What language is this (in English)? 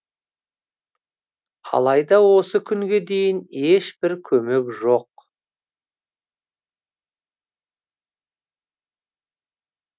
Kazakh